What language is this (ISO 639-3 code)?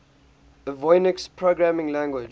eng